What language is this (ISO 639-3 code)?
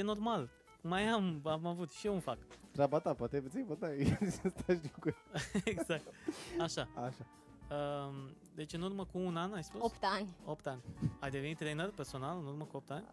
ron